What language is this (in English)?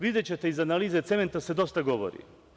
Serbian